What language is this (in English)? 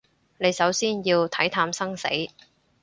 Cantonese